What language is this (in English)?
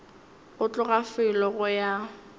Northern Sotho